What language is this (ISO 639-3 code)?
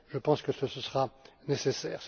fra